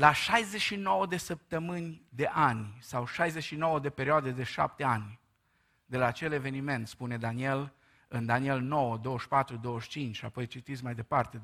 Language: Romanian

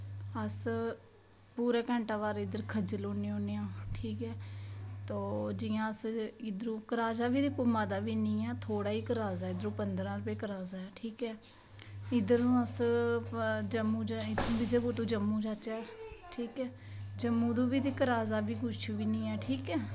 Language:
Dogri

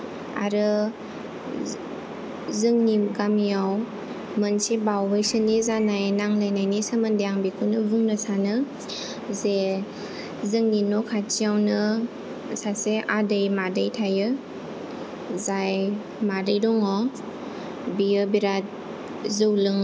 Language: Bodo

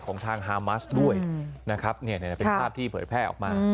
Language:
Thai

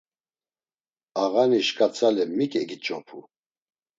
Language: Laz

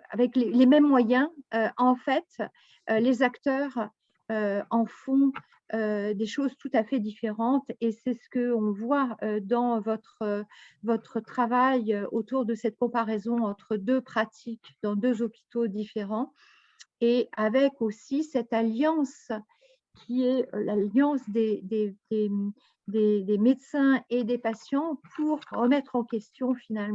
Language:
French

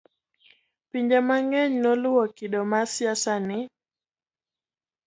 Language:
Luo (Kenya and Tanzania)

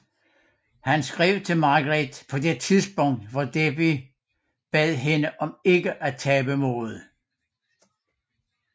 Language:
Danish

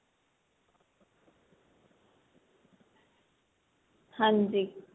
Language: Punjabi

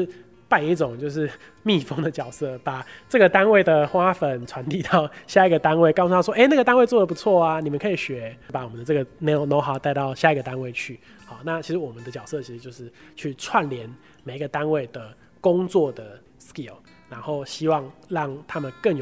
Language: Chinese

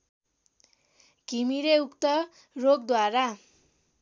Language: Nepali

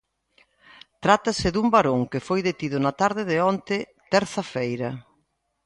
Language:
Galician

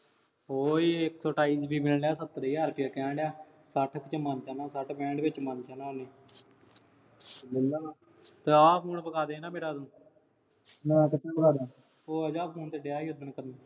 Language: Punjabi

